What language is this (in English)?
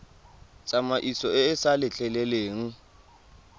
Tswana